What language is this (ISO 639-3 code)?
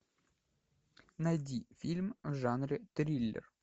rus